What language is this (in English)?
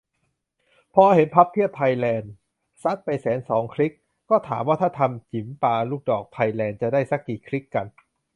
Thai